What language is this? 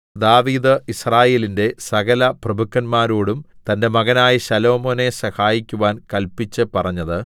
Malayalam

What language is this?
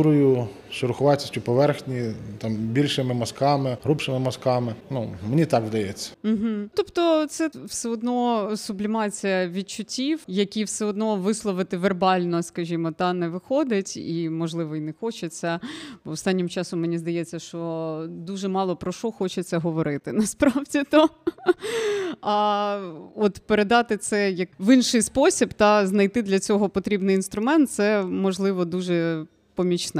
Ukrainian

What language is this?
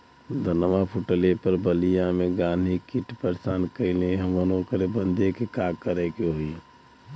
Bhojpuri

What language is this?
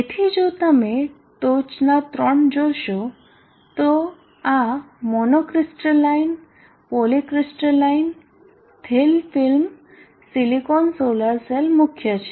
Gujarati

